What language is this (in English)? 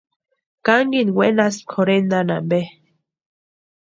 Western Highland Purepecha